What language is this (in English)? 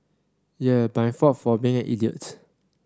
English